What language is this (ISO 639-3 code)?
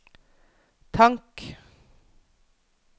nor